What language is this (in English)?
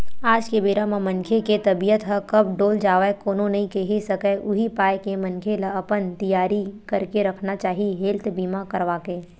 Chhattisgarhi